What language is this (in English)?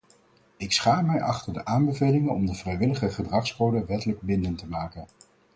Dutch